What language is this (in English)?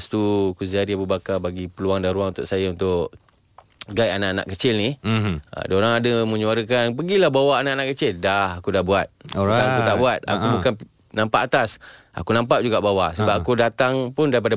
Malay